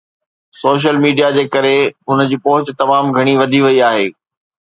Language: Sindhi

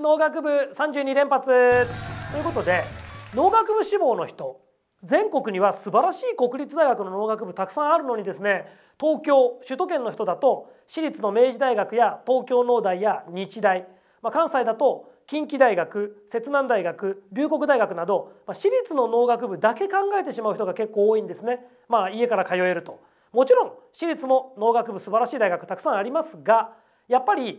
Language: Japanese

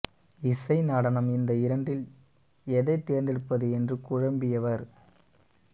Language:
Tamil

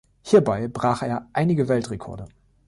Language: German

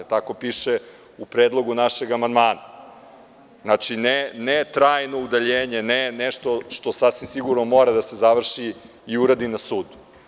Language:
Serbian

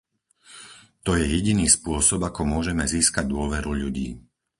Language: Slovak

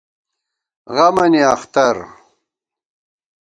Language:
Gawar-Bati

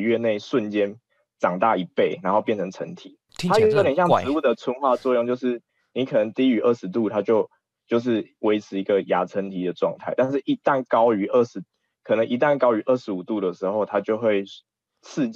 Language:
Chinese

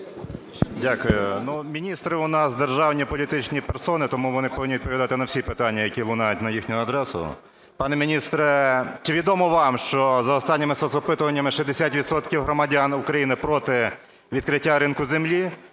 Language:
Ukrainian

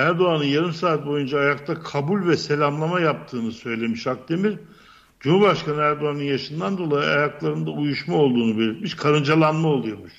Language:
Turkish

